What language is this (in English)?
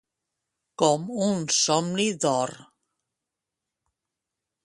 Catalan